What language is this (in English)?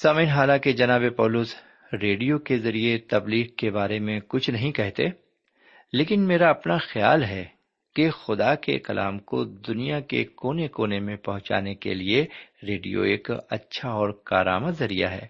Urdu